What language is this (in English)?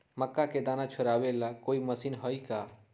Magahi